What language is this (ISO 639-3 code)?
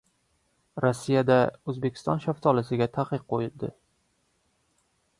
uzb